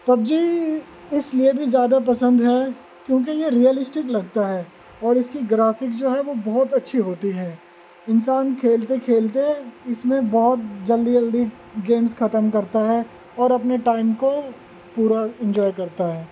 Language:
Urdu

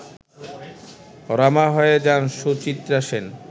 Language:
Bangla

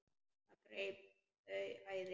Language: Icelandic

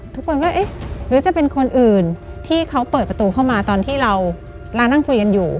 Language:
Thai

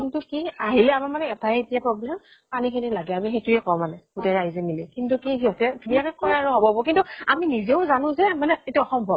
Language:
Assamese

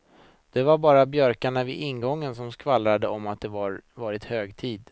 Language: Swedish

